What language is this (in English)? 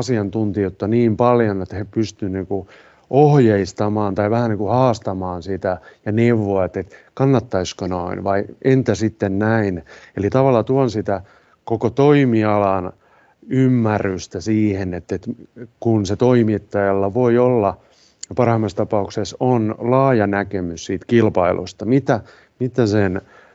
Finnish